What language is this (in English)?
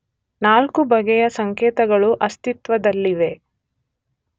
Kannada